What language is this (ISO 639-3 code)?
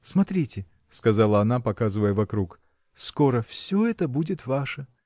rus